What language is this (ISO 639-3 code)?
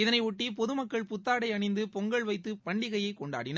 tam